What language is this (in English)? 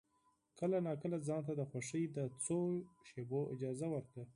Pashto